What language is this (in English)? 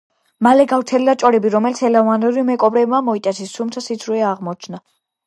Georgian